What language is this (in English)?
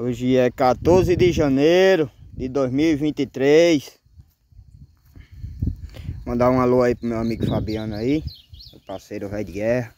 Portuguese